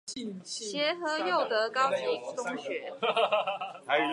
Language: Chinese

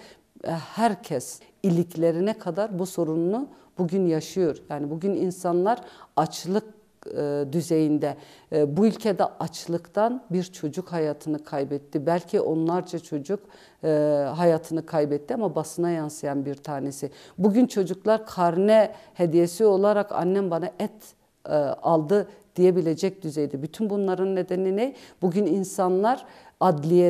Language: Turkish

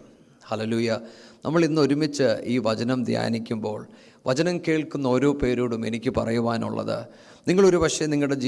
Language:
Malayalam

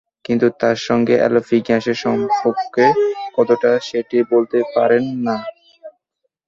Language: Bangla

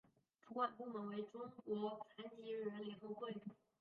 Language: Chinese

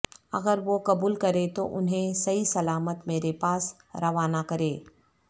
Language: Urdu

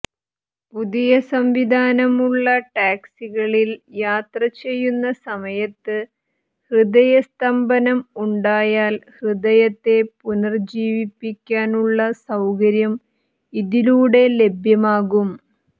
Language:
Malayalam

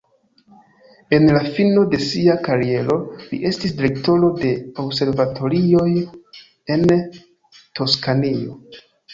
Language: Esperanto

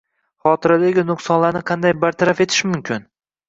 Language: Uzbek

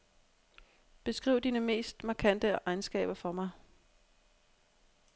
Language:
Danish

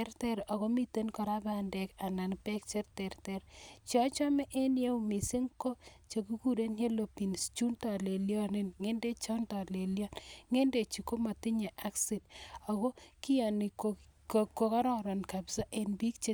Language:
Kalenjin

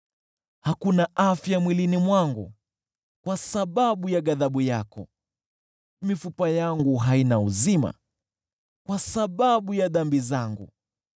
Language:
Swahili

